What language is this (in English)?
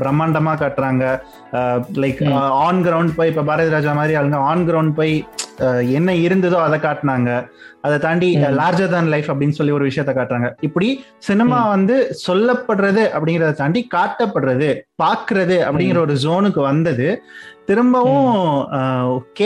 Tamil